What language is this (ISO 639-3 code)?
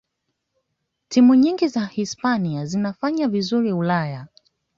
swa